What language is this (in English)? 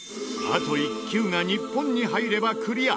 Japanese